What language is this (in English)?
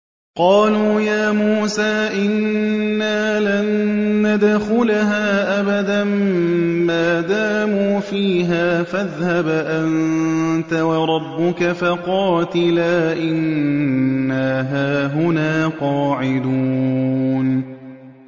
Arabic